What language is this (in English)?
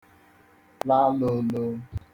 Igbo